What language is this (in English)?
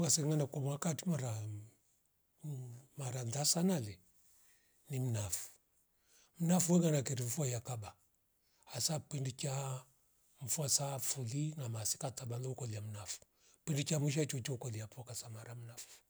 Rombo